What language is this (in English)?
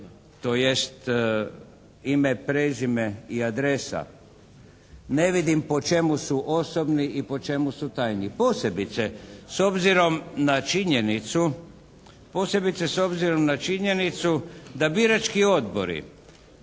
Croatian